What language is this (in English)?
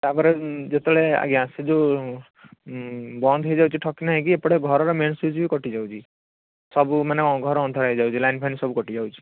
Odia